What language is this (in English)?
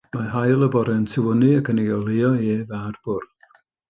Welsh